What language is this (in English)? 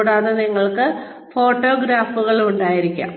Malayalam